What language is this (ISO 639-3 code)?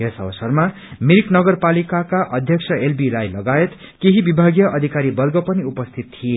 nep